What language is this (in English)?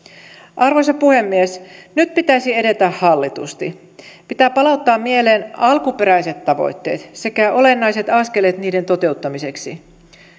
Finnish